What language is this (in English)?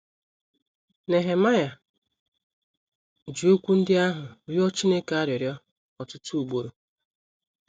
Igbo